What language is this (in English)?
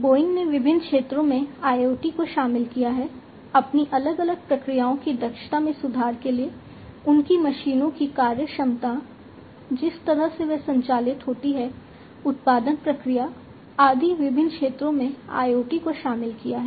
Hindi